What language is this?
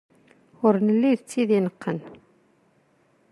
Kabyle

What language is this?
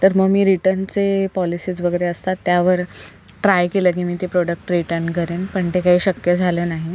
Marathi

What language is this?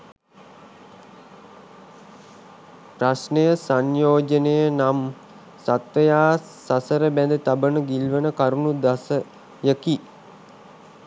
Sinhala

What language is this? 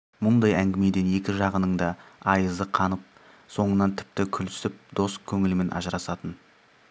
Kazakh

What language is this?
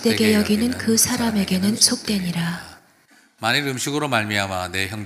Korean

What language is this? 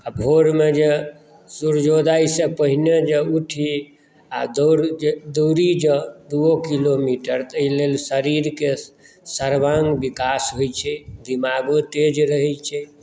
Maithili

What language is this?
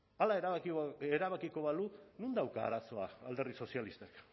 Basque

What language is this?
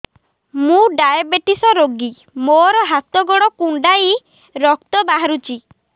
Odia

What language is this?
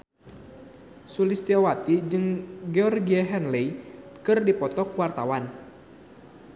Sundanese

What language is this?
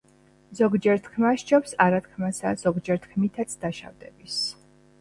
Georgian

